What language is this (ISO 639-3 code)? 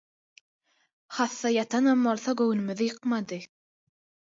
tuk